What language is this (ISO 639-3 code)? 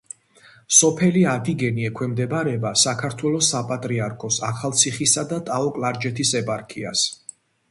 kat